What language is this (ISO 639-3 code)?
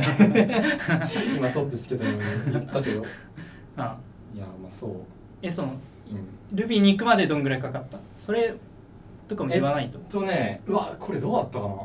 jpn